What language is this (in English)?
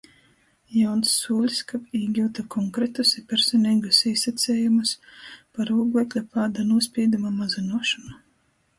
Latgalian